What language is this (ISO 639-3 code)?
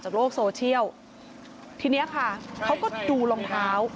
tha